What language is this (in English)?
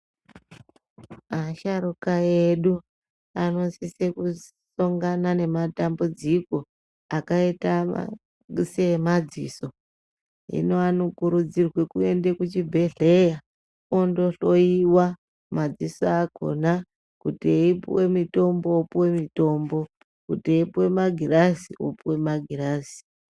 Ndau